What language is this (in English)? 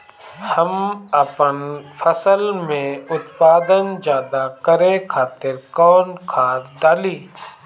Bhojpuri